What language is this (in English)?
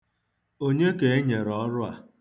Igbo